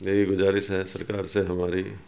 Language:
Urdu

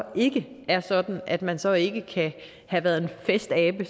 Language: Danish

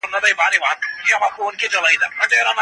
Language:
Pashto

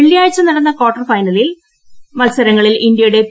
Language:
Malayalam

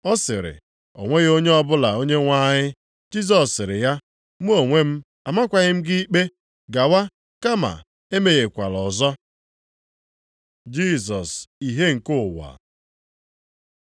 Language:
Igbo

